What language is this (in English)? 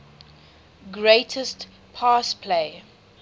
English